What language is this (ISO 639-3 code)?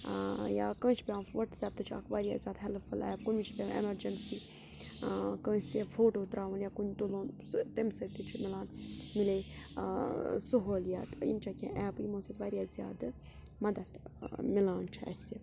kas